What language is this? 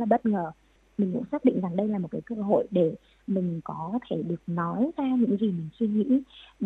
Vietnamese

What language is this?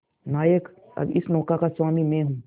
Hindi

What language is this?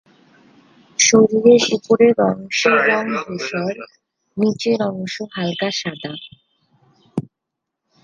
Bangla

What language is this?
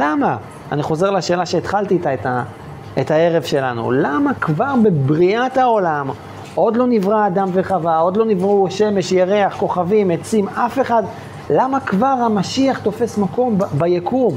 Hebrew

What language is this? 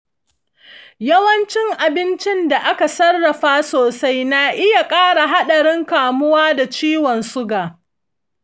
Hausa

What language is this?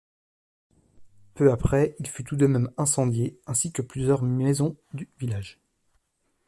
French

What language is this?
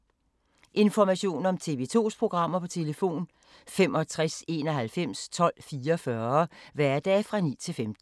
Danish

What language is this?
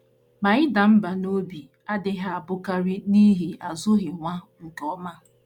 Igbo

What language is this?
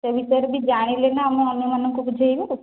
Odia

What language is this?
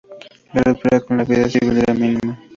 Spanish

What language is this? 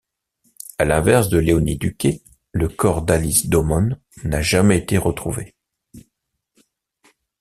French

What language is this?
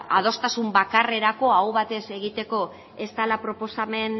Basque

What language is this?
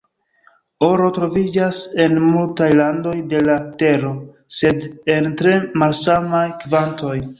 Esperanto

